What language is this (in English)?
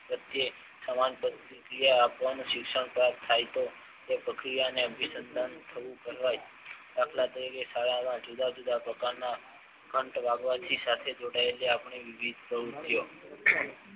Gujarati